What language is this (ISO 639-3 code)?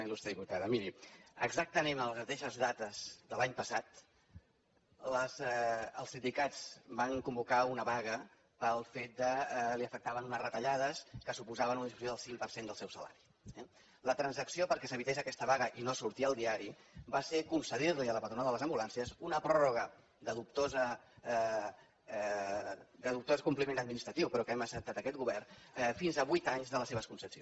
cat